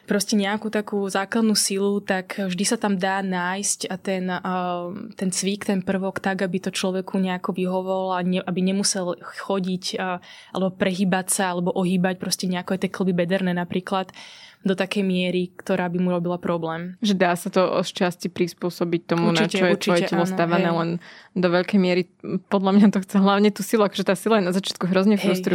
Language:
Slovak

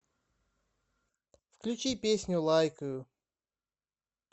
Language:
Russian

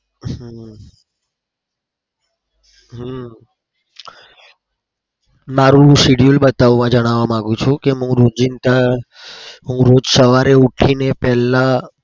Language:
Gujarati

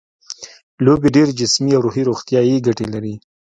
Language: Pashto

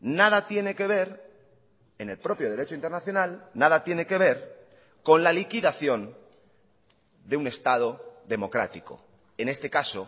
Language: Spanish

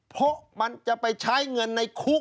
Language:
Thai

